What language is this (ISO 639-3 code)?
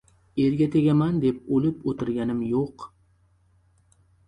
uzb